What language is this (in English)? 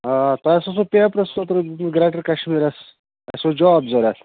Kashmiri